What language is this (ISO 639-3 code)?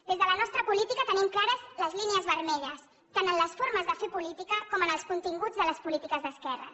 cat